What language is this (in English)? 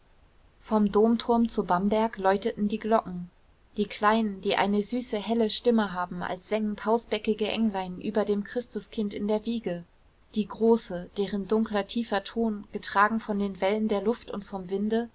German